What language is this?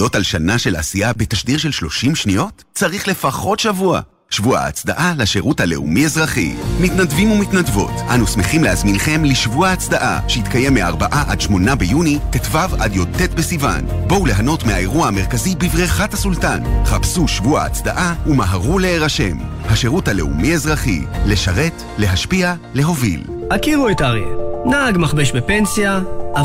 Hebrew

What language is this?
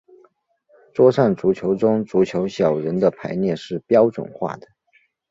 Chinese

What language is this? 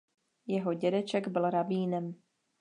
Czech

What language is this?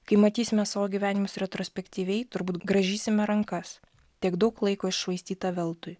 Lithuanian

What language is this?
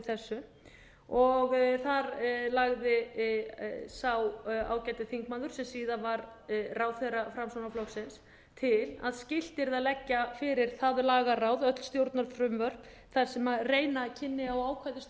Icelandic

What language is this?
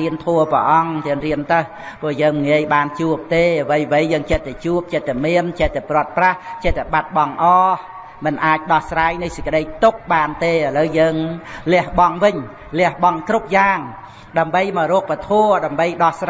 Vietnamese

